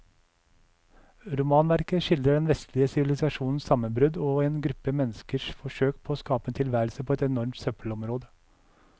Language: Norwegian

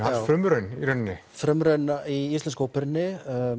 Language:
Icelandic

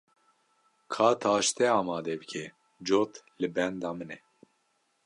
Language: Kurdish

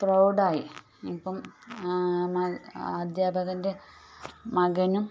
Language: Malayalam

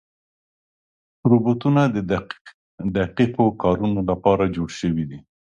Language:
Pashto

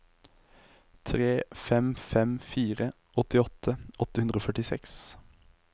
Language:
Norwegian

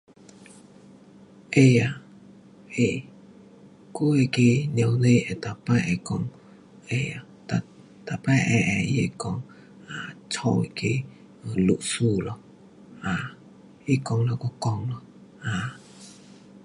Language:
Pu-Xian Chinese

